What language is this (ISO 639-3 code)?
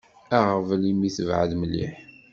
kab